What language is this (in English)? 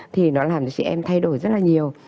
Vietnamese